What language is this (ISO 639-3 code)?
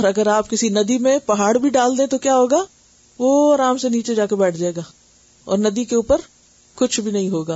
urd